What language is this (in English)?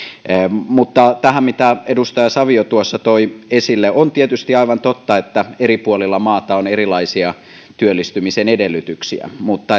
Finnish